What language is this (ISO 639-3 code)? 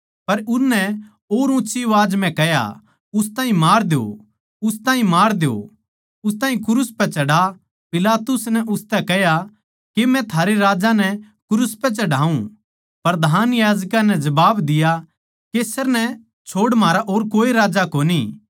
bgc